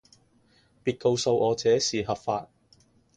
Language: Cantonese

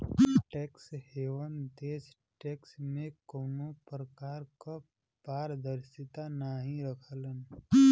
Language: Bhojpuri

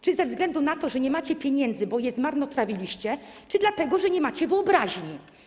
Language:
Polish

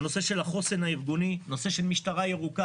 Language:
Hebrew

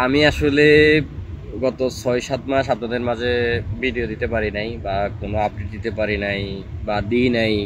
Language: Arabic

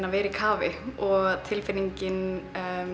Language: Icelandic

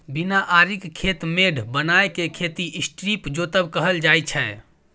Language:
Maithili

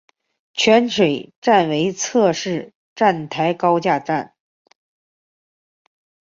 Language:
Chinese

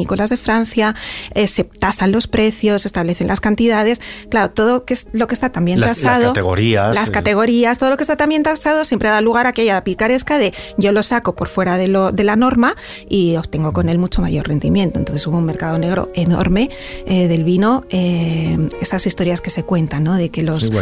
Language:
Spanish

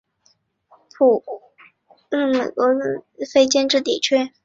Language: Chinese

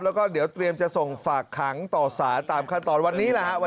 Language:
Thai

